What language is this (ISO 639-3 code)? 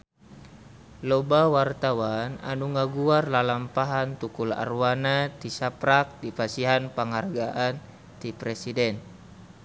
sun